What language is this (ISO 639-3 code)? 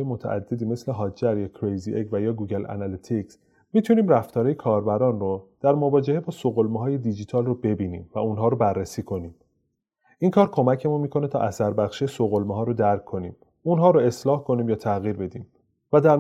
fas